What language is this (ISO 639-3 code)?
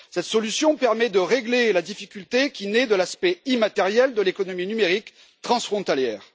fra